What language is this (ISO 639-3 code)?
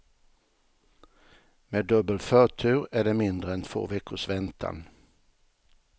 swe